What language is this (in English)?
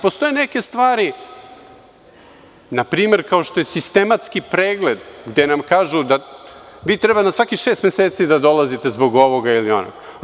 Serbian